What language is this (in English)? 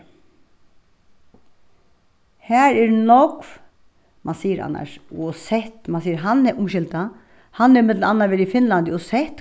Faroese